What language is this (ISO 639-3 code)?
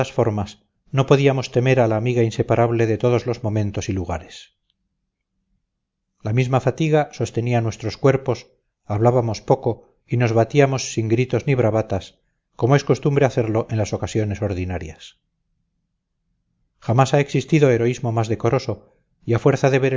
spa